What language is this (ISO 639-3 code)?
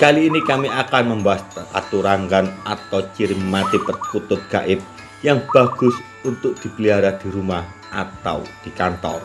ind